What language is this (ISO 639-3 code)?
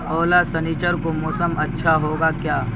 urd